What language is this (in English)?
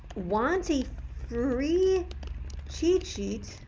English